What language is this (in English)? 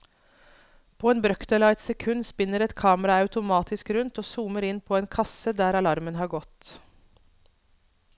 Norwegian